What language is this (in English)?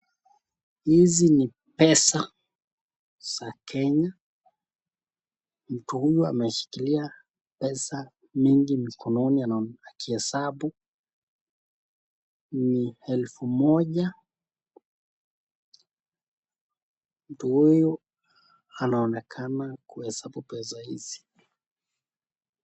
Swahili